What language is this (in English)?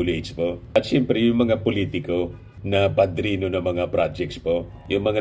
Filipino